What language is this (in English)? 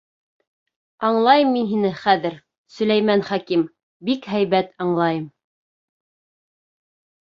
Bashkir